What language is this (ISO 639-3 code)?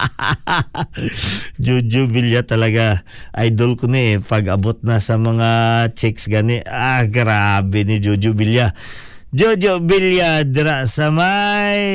fil